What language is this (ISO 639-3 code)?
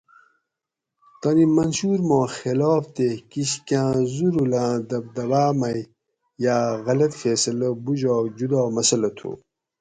gwc